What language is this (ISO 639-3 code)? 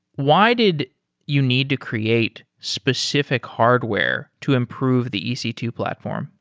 eng